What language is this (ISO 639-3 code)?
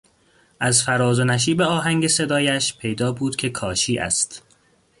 fas